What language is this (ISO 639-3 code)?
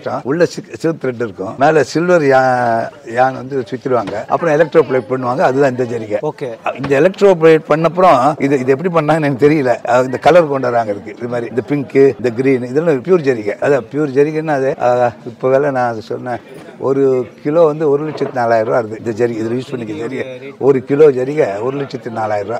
ron